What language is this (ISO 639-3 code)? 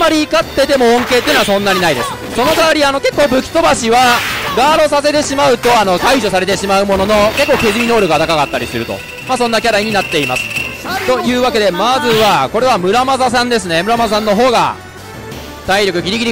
jpn